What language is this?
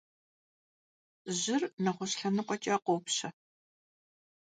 Kabardian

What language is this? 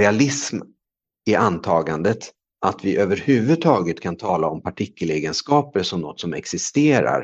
Swedish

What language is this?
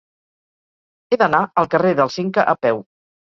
Catalan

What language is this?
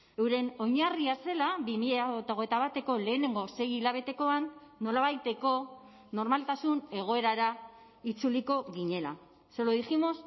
Basque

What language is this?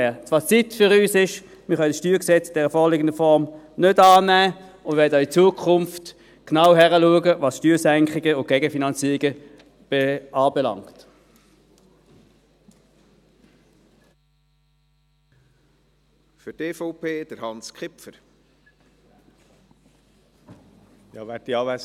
Swiss German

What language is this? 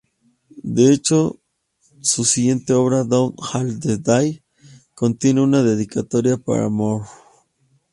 Spanish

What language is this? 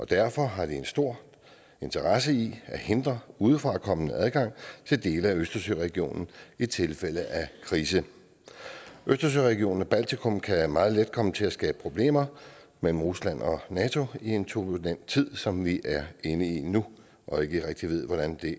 Danish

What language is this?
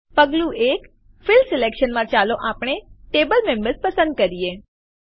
Gujarati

